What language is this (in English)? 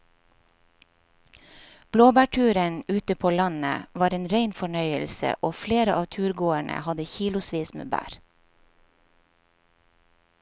Norwegian